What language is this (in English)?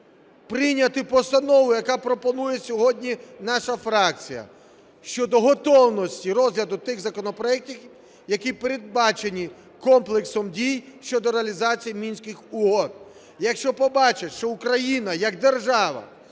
Ukrainian